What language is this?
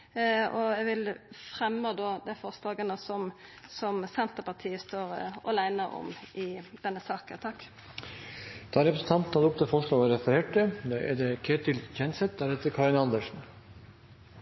Norwegian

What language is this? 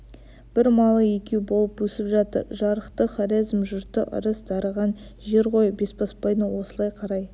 Kazakh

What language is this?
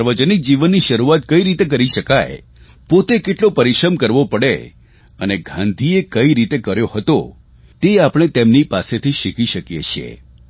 Gujarati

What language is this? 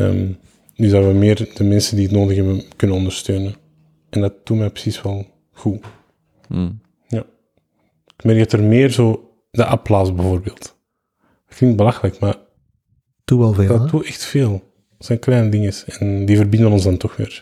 Dutch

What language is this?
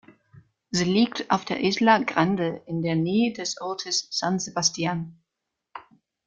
German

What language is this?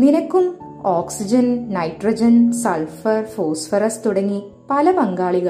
Malayalam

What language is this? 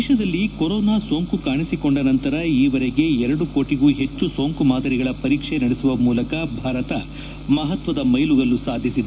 Kannada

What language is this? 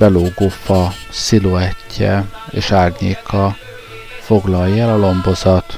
Hungarian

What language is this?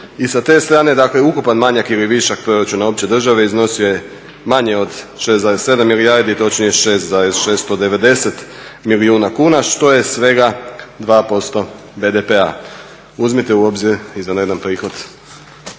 Croatian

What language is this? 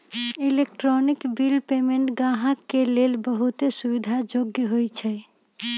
Magahi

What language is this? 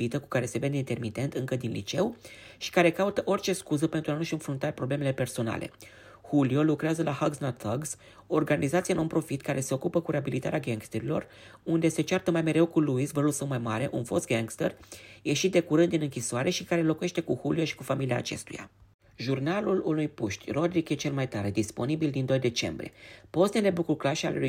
Romanian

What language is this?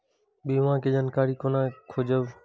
Maithili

